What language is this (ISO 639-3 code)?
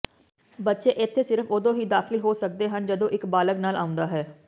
pan